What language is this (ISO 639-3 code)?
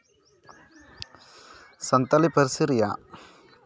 sat